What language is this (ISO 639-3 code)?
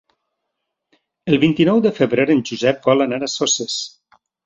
cat